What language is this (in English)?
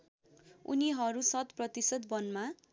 Nepali